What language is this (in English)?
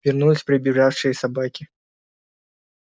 Russian